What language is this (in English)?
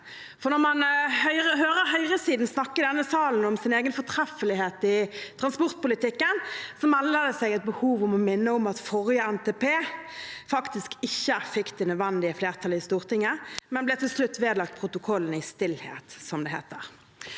Norwegian